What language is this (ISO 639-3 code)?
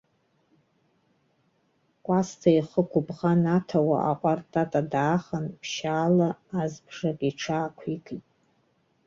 abk